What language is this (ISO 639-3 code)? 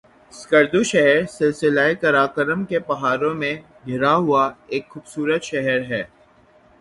urd